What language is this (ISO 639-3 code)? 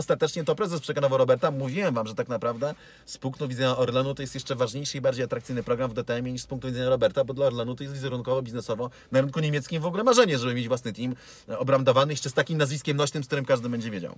pol